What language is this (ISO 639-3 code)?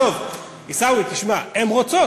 heb